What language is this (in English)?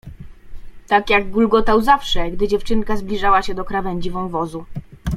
Polish